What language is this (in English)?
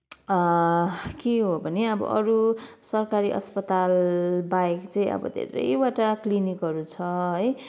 Nepali